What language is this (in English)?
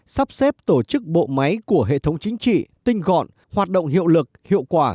Vietnamese